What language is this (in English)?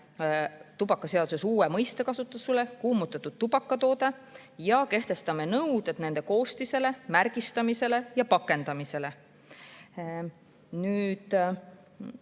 Estonian